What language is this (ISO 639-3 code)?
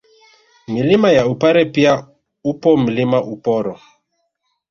swa